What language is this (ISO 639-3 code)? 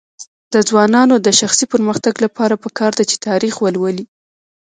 pus